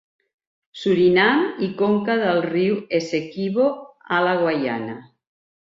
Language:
Catalan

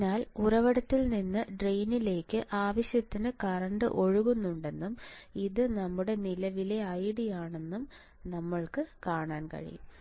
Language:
Malayalam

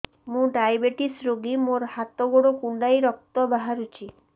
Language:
Odia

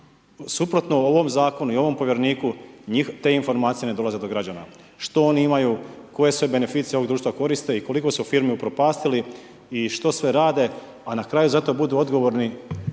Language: Croatian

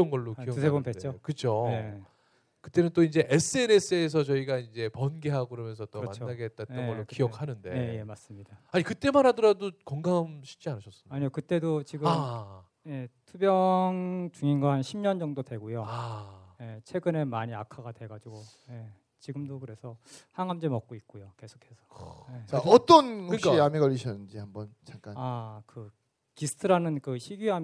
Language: Korean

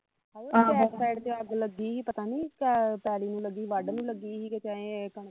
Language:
Punjabi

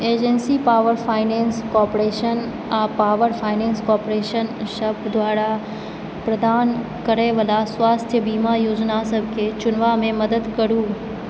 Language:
Maithili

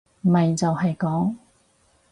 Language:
Cantonese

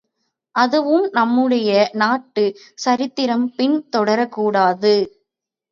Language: Tamil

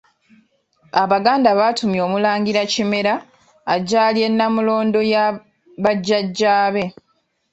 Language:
Ganda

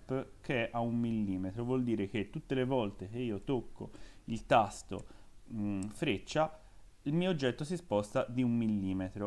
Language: Italian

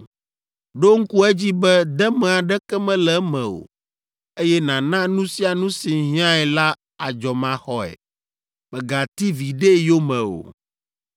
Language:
Ewe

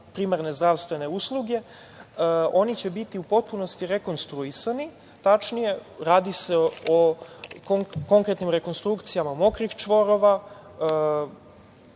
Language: Serbian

